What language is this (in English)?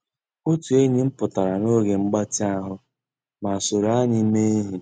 Igbo